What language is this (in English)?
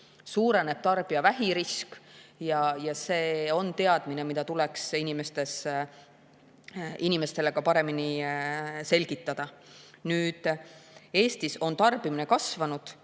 Estonian